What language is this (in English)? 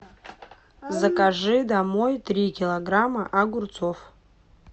Russian